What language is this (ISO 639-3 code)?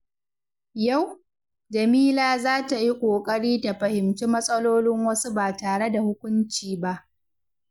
hau